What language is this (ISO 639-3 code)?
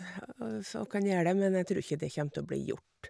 nor